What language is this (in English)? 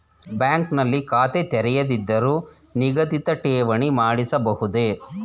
Kannada